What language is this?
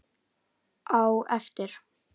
Icelandic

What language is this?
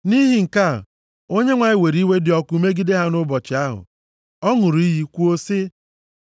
Igbo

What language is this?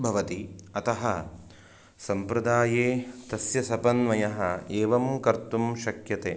Sanskrit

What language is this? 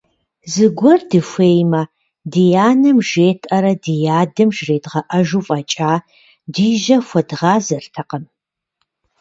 Kabardian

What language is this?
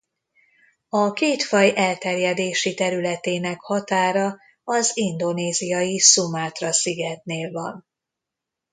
Hungarian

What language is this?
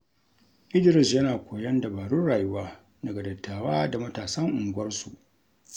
Hausa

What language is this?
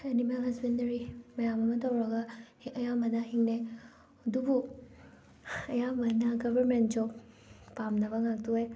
Manipuri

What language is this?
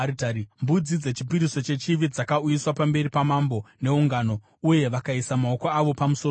Shona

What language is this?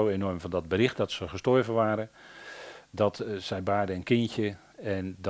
Dutch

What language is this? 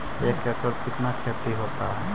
Magahi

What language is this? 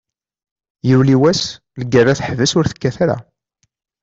Kabyle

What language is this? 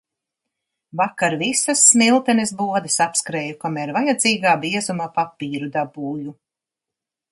Latvian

